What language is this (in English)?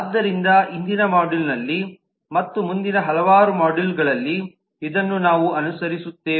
Kannada